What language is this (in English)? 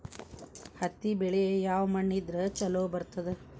Kannada